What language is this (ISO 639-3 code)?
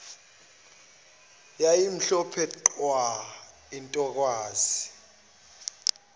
zul